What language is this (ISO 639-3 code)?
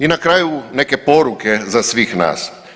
hrv